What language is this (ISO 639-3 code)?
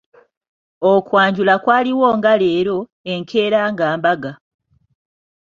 lug